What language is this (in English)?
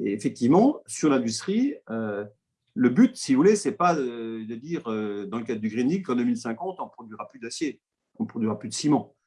French